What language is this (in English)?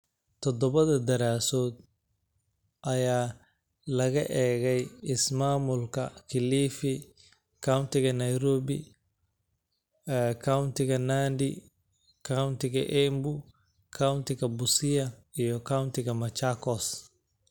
Somali